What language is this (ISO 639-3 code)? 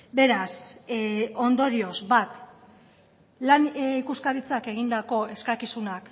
eus